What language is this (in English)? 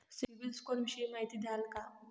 Marathi